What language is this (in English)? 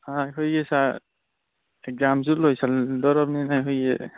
Manipuri